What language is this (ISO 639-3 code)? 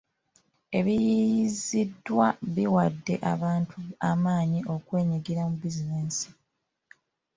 lug